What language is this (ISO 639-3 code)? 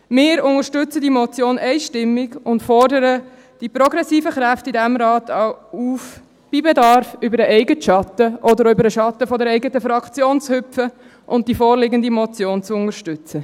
gsw